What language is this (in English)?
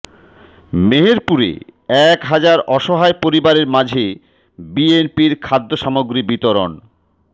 Bangla